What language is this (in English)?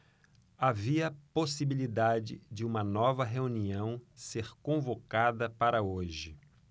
Portuguese